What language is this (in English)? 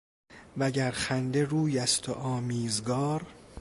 Persian